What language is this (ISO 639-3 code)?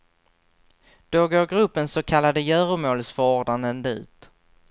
swe